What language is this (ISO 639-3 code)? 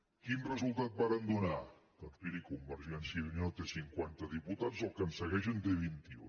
cat